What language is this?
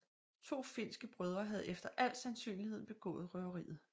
Danish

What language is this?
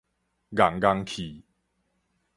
Min Nan Chinese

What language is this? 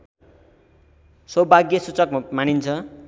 Nepali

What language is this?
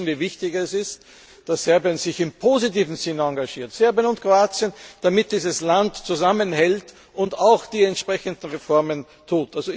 German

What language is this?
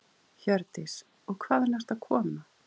Icelandic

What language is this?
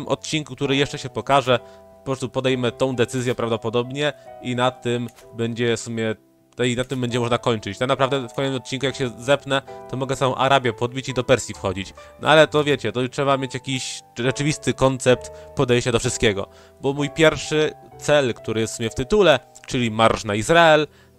Polish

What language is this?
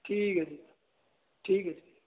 Punjabi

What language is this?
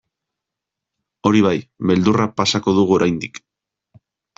Basque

